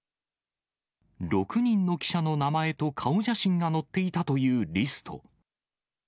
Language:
Japanese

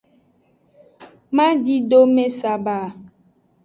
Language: Aja (Benin)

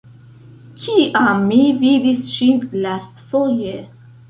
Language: Esperanto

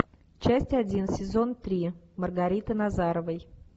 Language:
Russian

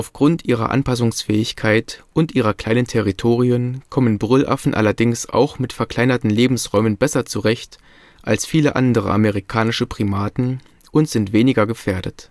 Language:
German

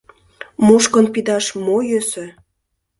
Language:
Mari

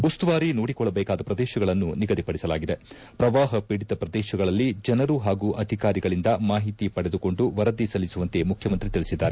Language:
Kannada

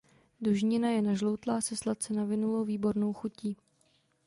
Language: Czech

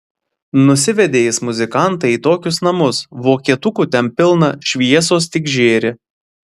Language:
Lithuanian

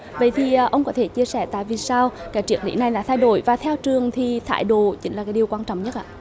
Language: Vietnamese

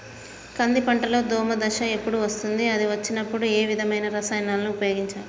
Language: Telugu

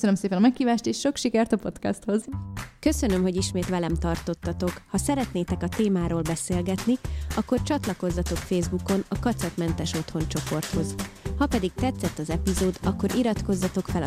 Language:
Hungarian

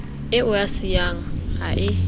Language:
Southern Sotho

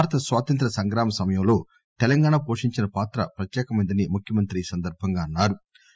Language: Telugu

